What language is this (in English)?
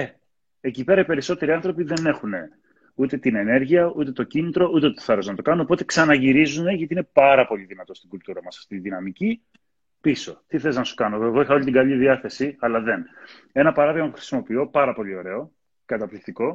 Greek